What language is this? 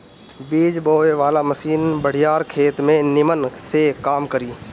Bhojpuri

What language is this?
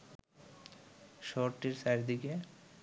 Bangla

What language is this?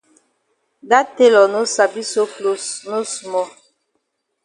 Cameroon Pidgin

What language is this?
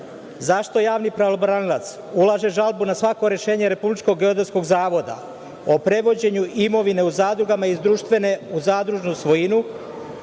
Serbian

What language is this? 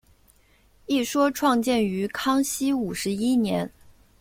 Chinese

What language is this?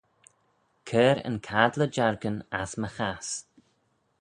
Manx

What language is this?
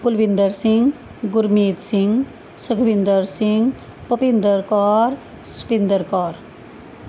Punjabi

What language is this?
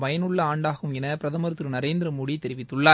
Tamil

